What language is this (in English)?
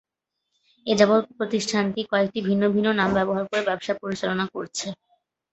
Bangla